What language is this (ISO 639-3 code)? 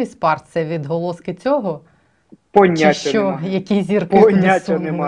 ukr